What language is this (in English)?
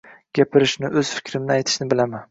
Uzbek